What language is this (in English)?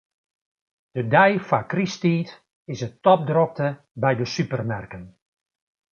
Western Frisian